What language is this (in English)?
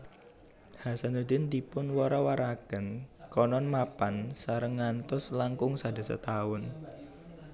Javanese